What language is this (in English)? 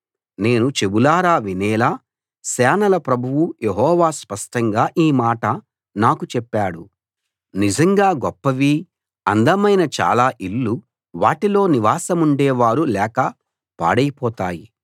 Telugu